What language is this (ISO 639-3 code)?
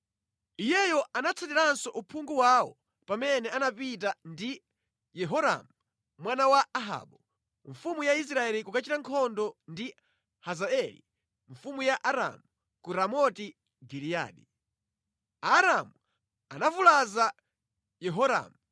nya